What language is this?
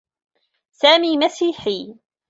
Arabic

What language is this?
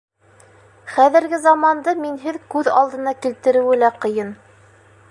Bashkir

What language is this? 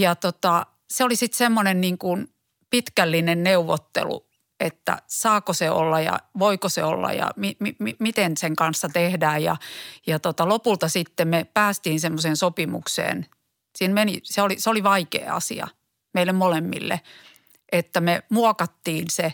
Finnish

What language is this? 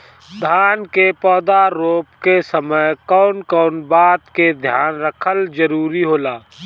Bhojpuri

